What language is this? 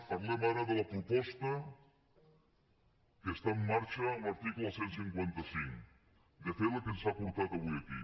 Catalan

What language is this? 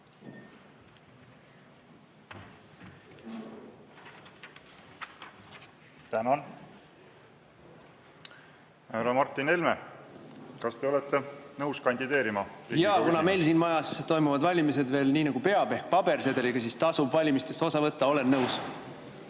Estonian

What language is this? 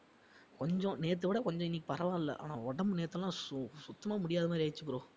Tamil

